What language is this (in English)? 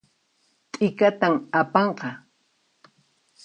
Puno Quechua